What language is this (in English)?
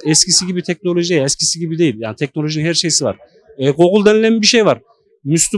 Turkish